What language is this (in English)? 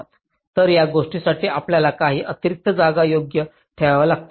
Marathi